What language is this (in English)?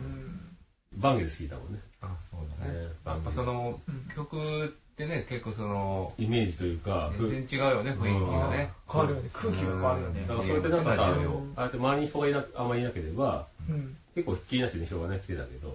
Japanese